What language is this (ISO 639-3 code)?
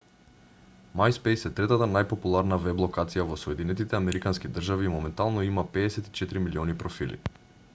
mkd